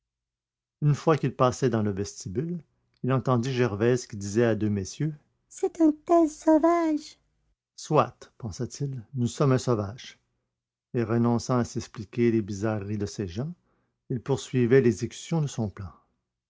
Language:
French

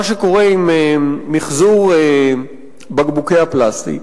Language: Hebrew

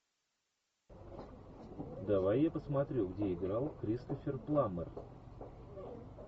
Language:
Russian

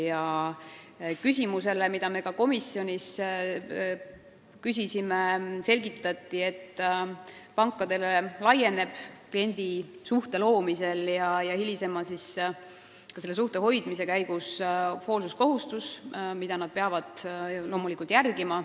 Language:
Estonian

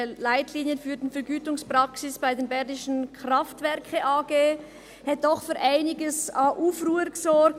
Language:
Swiss German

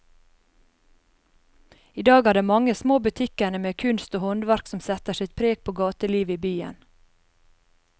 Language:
Norwegian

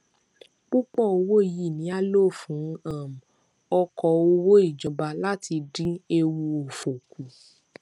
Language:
Yoruba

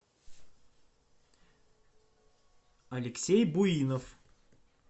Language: Russian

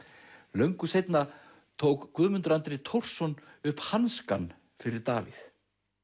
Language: Icelandic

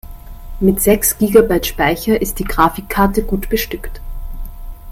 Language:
German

